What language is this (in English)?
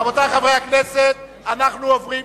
Hebrew